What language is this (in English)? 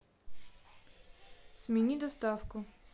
Russian